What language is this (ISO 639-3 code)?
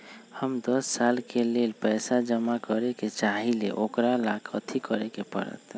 mag